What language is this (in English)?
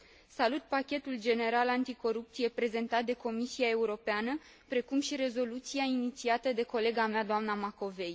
Romanian